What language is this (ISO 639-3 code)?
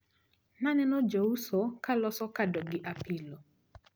luo